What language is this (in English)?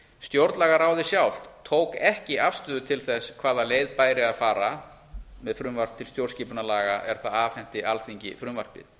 Icelandic